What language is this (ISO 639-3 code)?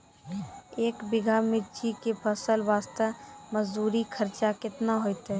mai